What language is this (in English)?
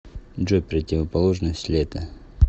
Russian